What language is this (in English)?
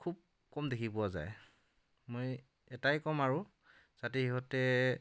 Assamese